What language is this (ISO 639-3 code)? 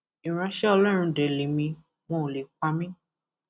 yor